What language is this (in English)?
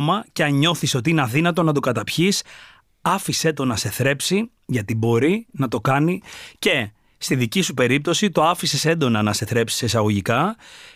Greek